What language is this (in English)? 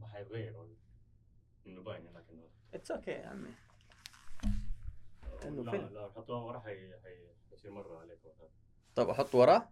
Arabic